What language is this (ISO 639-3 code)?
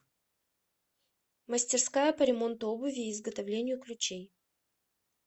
rus